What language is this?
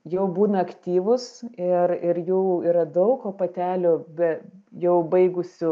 Lithuanian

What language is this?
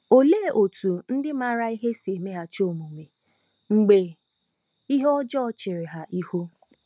Igbo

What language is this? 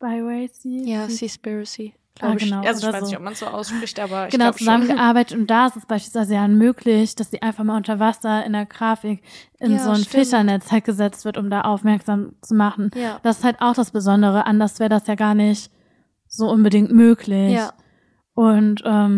German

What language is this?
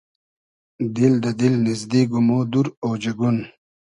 Hazaragi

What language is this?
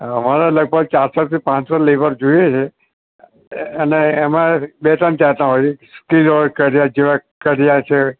Gujarati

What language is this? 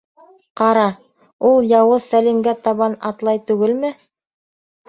Bashkir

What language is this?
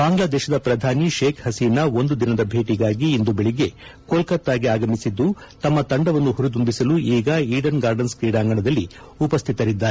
Kannada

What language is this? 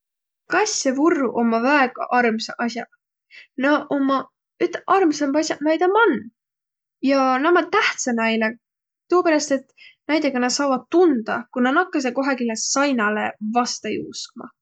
Võro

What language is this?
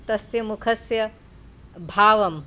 Sanskrit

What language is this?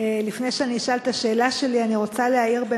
Hebrew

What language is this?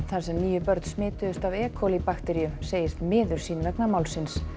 Icelandic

